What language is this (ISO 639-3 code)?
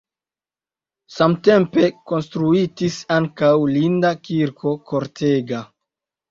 epo